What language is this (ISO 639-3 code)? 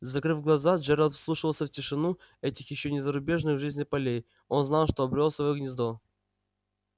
rus